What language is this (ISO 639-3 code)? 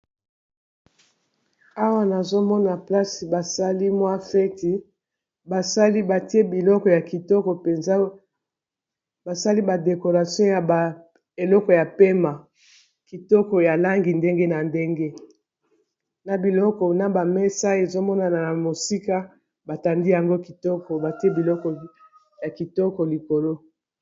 lin